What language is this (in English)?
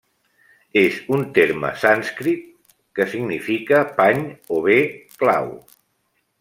Catalan